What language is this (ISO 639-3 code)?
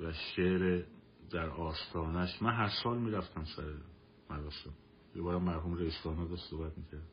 fas